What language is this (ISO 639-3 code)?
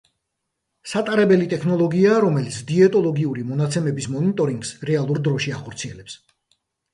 kat